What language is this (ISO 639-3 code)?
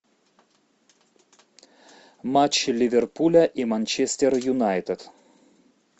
rus